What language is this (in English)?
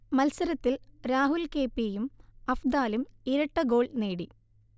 Malayalam